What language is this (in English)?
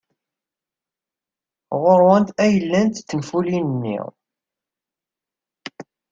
Kabyle